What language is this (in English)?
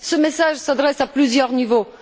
French